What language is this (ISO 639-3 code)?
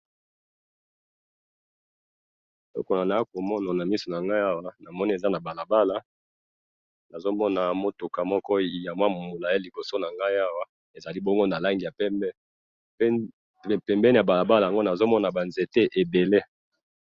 lin